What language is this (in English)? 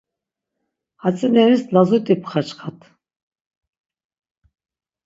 Laz